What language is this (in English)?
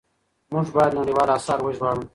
Pashto